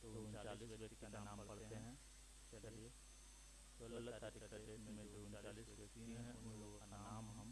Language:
Hindi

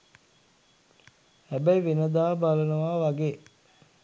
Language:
Sinhala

